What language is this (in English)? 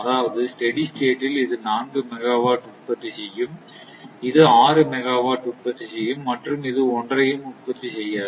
Tamil